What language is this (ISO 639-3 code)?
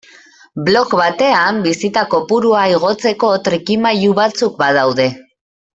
eus